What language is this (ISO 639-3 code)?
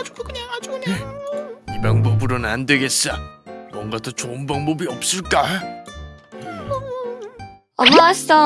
kor